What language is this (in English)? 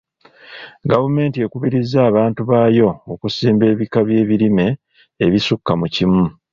Ganda